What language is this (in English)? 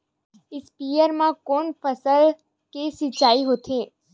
Chhattisgarhi